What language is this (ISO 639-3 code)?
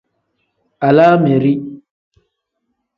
kdh